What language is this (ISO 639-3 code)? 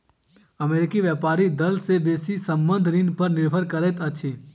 mai